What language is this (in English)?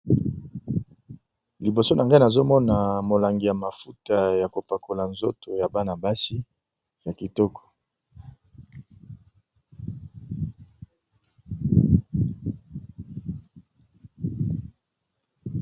Lingala